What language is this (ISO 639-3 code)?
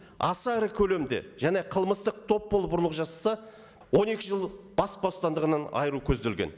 kaz